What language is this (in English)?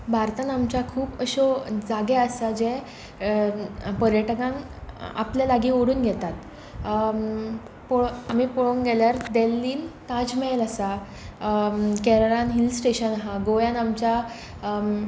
Konkani